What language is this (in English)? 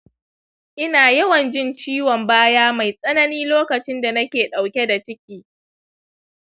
Hausa